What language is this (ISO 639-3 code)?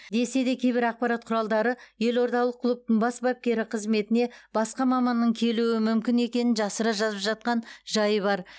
kaz